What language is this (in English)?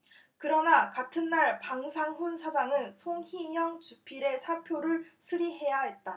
Korean